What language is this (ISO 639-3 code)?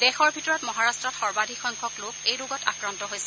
asm